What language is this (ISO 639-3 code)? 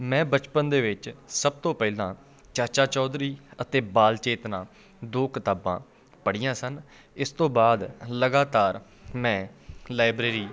pan